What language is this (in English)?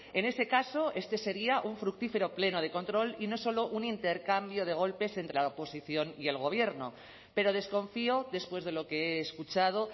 Spanish